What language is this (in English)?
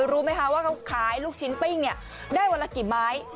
Thai